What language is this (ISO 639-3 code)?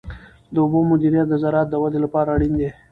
pus